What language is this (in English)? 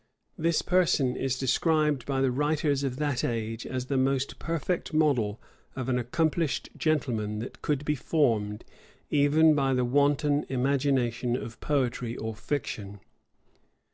English